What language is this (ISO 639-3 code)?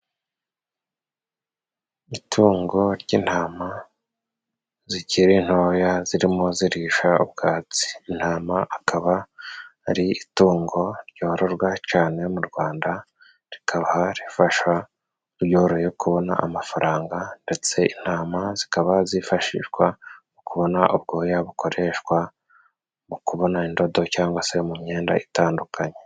kin